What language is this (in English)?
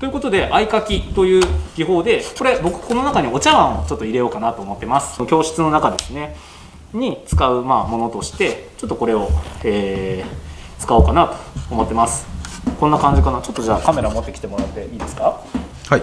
Japanese